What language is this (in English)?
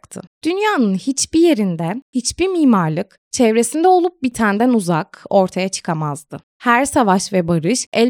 Turkish